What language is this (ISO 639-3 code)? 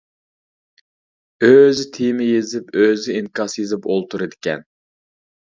uig